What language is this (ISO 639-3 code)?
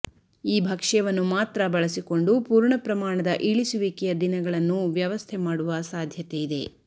kan